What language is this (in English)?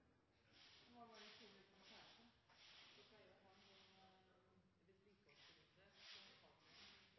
Norwegian Nynorsk